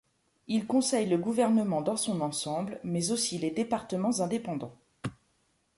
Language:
French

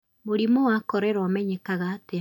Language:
Kikuyu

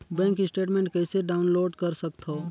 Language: Chhattisgarhi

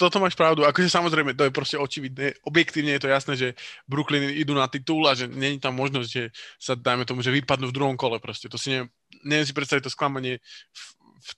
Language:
Slovak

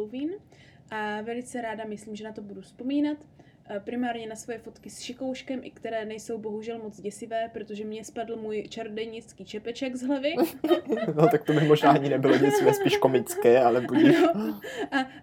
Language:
Czech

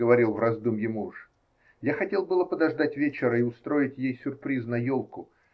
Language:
Russian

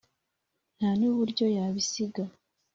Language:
Kinyarwanda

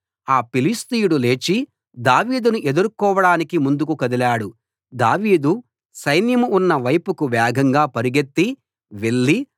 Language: Telugu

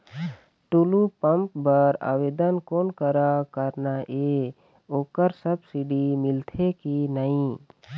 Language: Chhattisgarhi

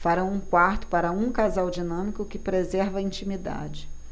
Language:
Portuguese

